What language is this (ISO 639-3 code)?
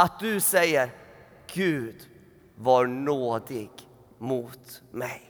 swe